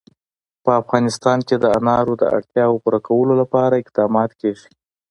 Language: Pashto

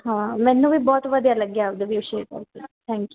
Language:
Punjabi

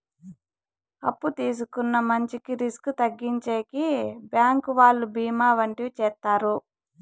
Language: Telugu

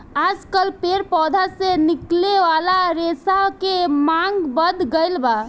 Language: Bhojpuri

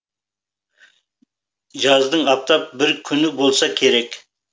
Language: Kazakh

